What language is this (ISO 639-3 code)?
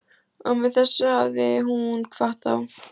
isl